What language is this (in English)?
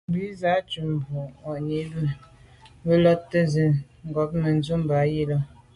Medumba